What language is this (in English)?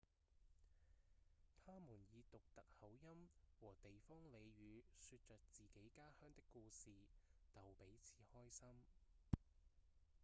Cantonese